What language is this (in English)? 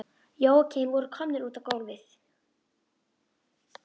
Icelandic